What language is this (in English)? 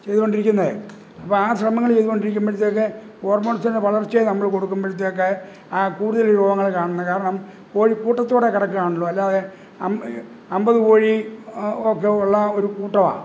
Malayalam